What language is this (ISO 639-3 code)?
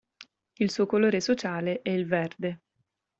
ita